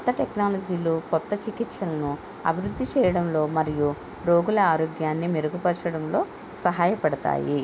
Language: Telugu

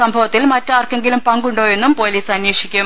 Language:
Malayalam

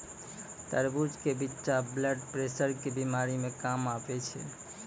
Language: Maithili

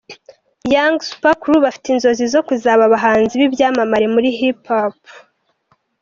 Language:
Kinyarwanda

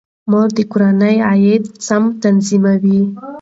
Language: Pashto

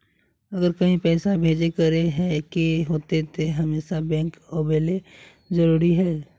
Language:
Magahi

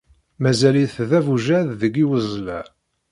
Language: Kabyle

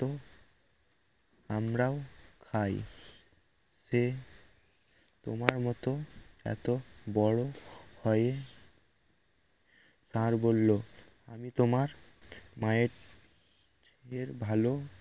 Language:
Bangla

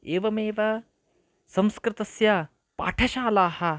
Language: Sanskrit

